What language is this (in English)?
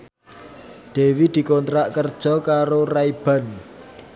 Javanese